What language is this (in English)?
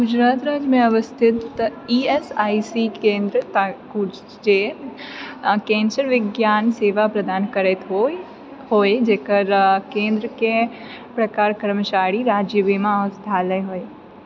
Maithili